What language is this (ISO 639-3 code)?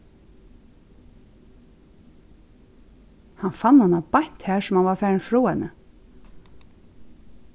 fao